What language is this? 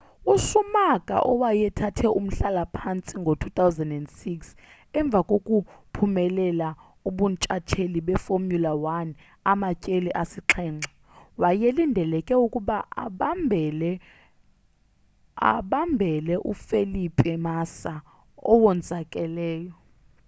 Xhosa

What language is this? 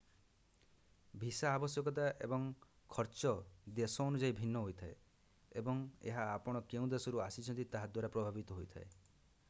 Odia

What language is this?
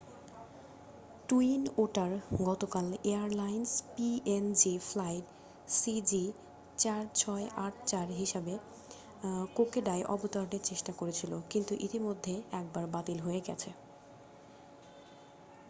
Bangla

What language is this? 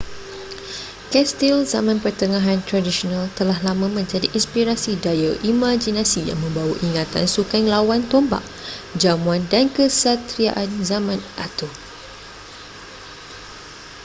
Malay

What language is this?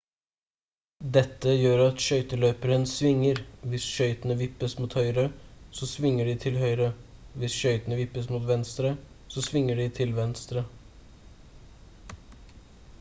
Norwegian Bokmål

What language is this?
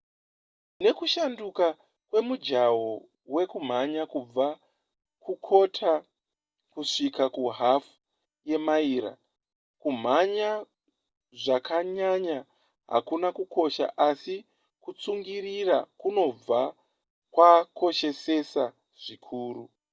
Shona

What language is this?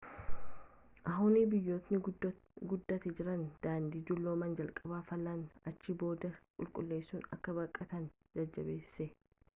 Oromo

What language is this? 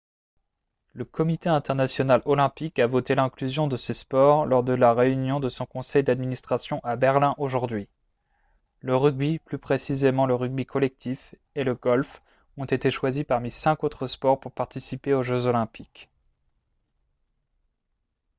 French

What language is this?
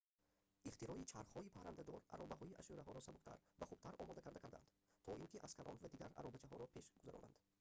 Tajik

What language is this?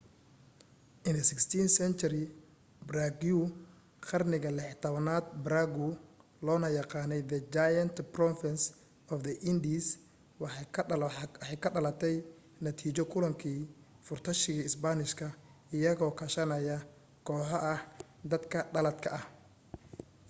Somali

